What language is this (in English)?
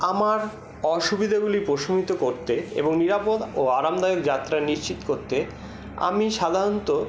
Bangla